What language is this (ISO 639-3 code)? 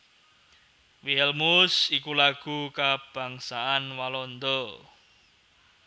jav